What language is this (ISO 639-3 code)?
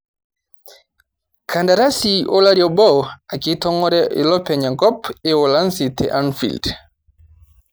mas